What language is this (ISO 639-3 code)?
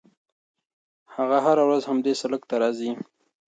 pus